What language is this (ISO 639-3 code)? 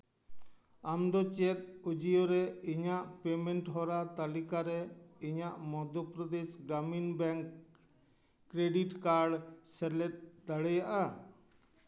sat